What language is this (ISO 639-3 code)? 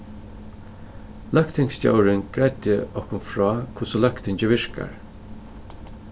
fao